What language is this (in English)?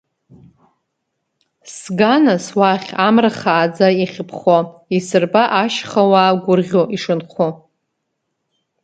Abkhazian